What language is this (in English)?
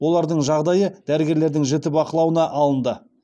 Kazakh